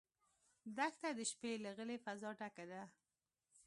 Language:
Pashto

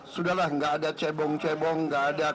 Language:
Indonesian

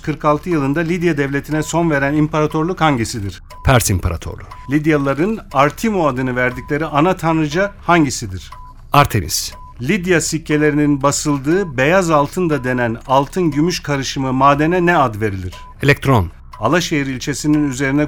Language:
Turkish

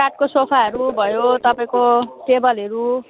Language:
Nepali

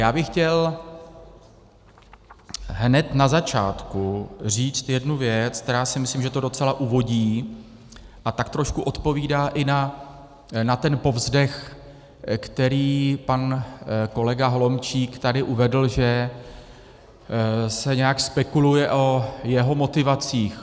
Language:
Czech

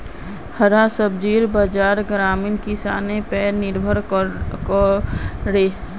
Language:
Magahi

